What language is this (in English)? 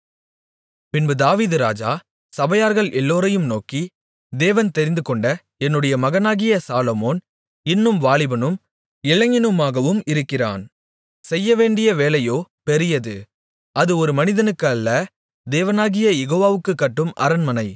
Tamil